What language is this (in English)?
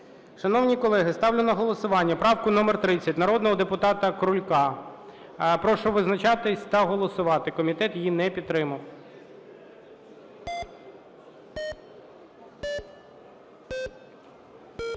Ukrainian